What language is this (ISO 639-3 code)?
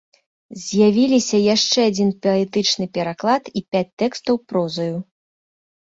bel